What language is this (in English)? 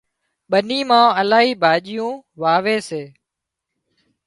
Wadiyara Koli